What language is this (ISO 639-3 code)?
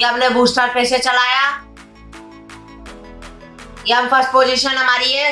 hin